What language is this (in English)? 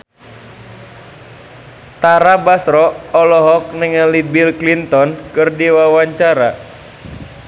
Sundanese